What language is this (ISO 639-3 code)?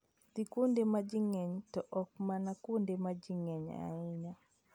luo